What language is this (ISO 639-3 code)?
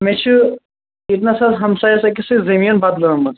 kas